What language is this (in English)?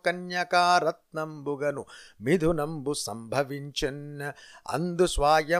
Telugu